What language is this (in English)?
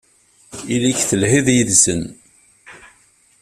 Kabyle